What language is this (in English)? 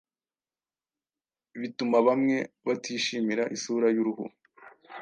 Kinyarwanda